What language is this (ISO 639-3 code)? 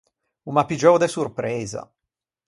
lij